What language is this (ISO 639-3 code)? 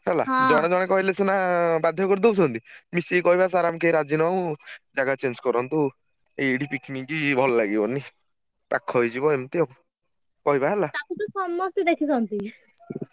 ori